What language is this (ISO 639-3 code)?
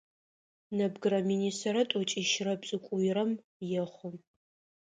ady